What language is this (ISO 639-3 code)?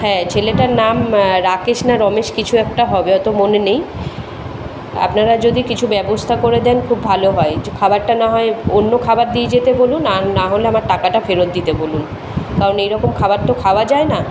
ben